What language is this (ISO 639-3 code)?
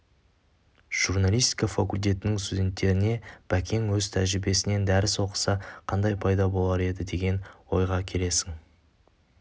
kaz